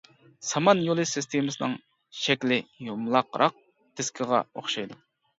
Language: Uyghur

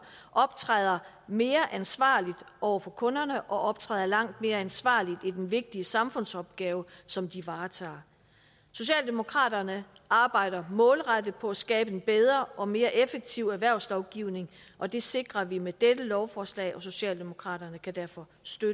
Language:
Danish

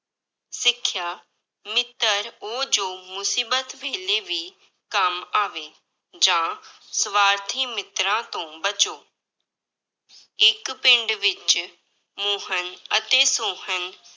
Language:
Punjabi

